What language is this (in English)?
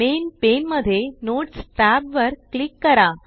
Marathi